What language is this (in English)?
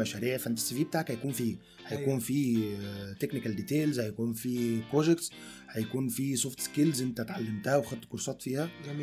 Arabic